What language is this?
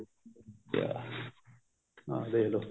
Punjabi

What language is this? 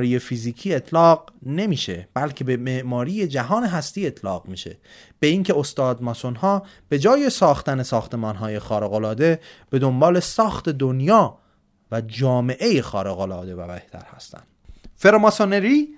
Persian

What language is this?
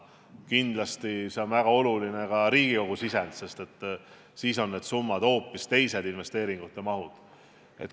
Estonian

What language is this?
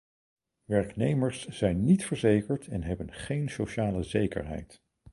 Dutch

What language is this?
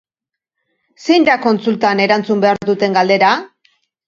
Basque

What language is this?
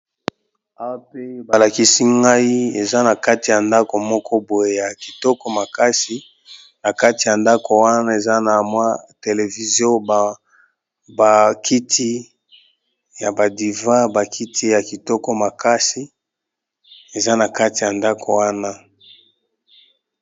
Lingala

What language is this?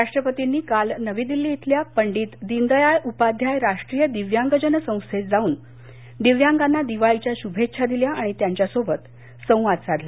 Marathi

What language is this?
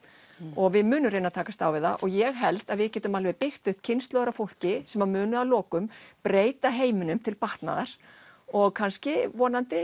Icelandic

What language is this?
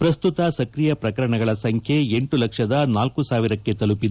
Kannada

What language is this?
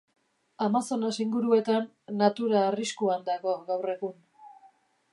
Basque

